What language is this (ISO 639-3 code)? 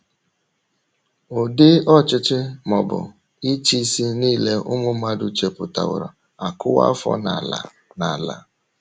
ibo